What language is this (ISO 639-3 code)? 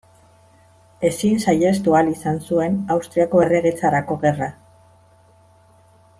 eus